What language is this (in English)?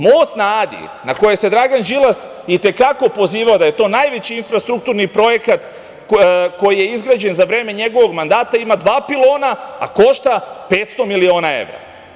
Serbian